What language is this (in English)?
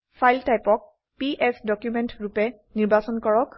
Assamese